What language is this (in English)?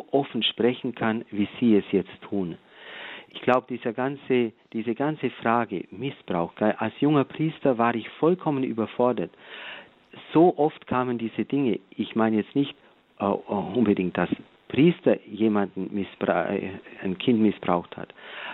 German